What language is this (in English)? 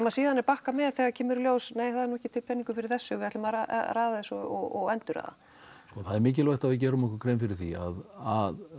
Icelandic